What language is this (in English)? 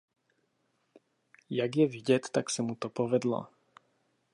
Czech